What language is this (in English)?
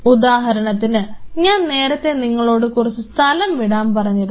Malayalam